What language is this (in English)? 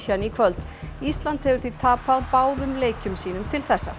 Icelandic